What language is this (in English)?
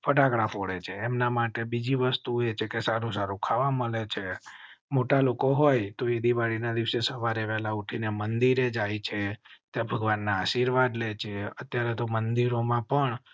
Gujarati